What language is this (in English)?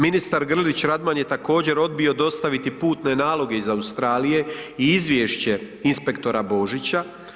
Croatian